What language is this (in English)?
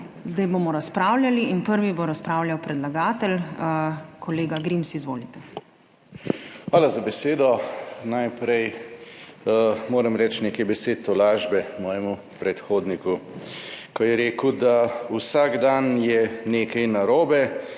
Slovenian